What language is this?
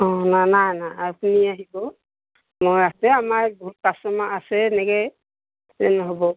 Assamese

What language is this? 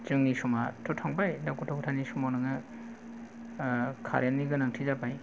Bodo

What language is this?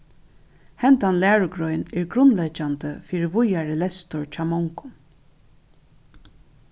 Faroese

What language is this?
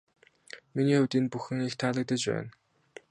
Mongolian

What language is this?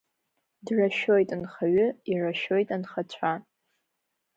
Abkhazian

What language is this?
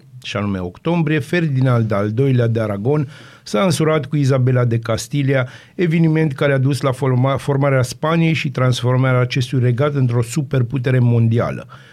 Romanian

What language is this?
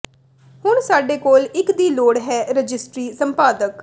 Punjabi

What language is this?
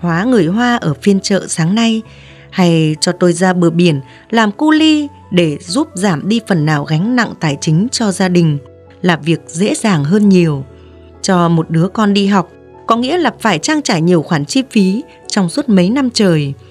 Vietnamese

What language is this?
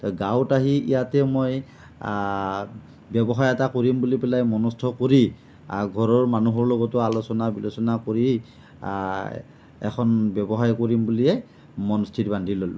Assamese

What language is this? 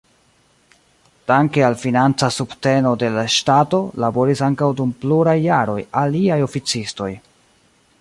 Esperanto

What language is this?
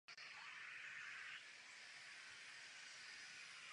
Czech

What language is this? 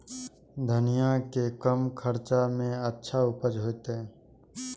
Maithili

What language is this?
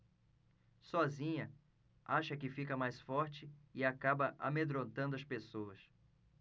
Portuguese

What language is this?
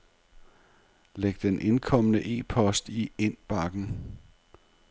Danish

